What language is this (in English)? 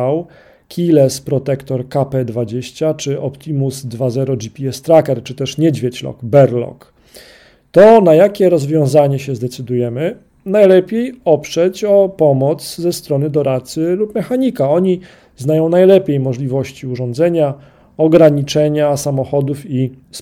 Polish